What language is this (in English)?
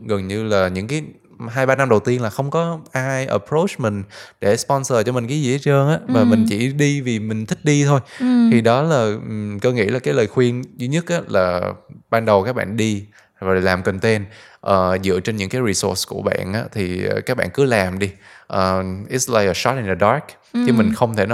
Vietnamese